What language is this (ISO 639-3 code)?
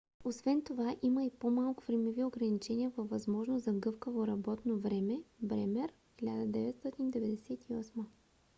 bul